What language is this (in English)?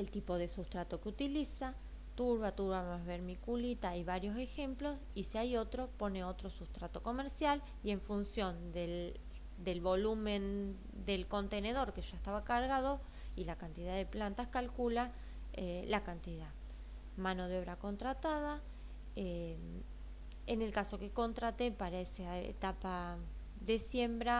Spanish